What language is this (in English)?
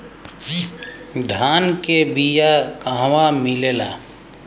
Bhojpuri